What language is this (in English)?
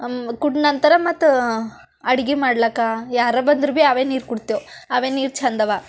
Kannada